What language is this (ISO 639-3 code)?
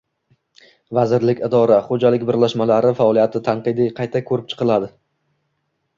uzb